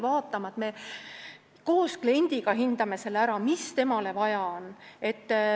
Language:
Estonian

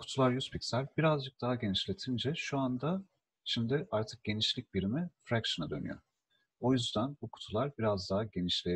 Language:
Turkish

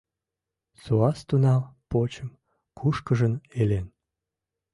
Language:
Mari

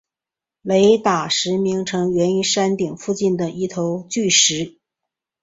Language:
Chinese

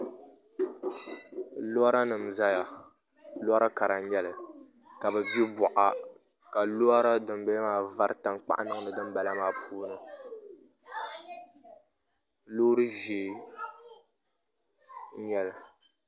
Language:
Dagbani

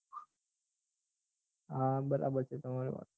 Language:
Gujarati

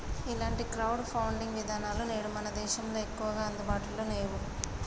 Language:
Telugu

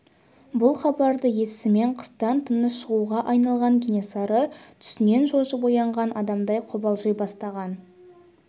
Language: Kazakh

